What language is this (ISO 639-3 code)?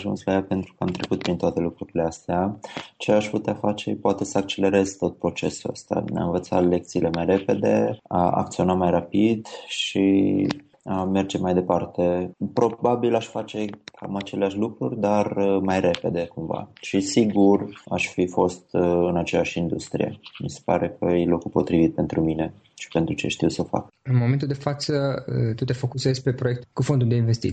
ron